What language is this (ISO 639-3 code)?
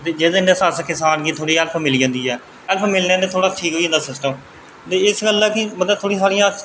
doi